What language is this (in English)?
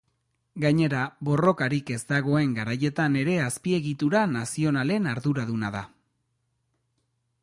Basque